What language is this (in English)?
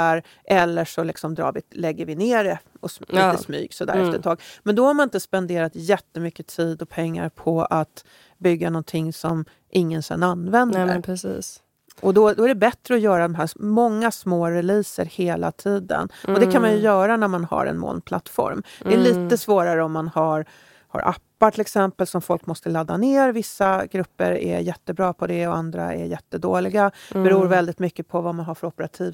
Swedish